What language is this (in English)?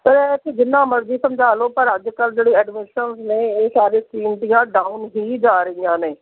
Punjabi